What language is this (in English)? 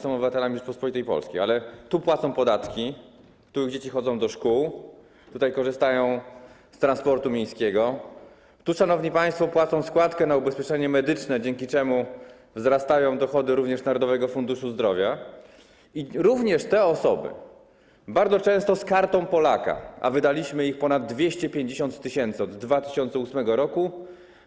Polish